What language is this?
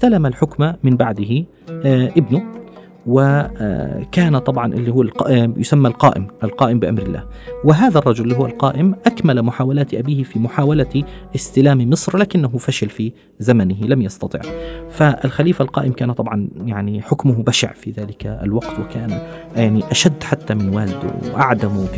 Arabic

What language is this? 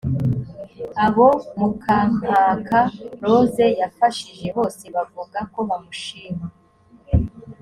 Kinyarwanda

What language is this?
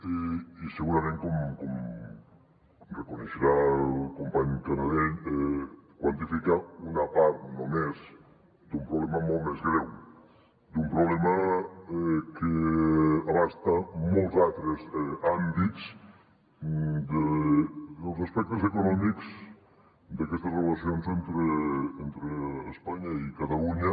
Catalan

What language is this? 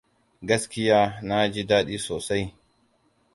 Hausa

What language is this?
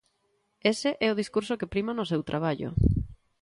Galician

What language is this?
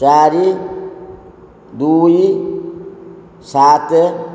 Odia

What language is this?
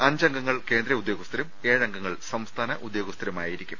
Malayalam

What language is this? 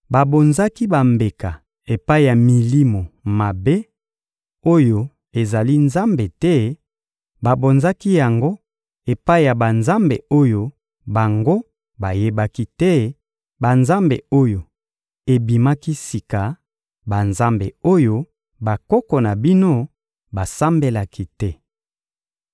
Lingala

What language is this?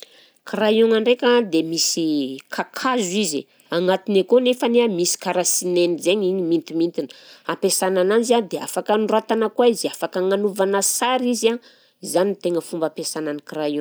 Southern Betsimisaraka Malagasy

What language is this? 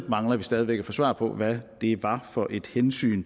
Danish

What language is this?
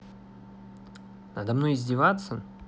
Russian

